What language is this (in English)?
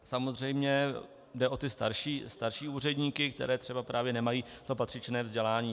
Czech